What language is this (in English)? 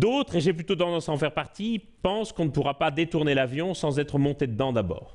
French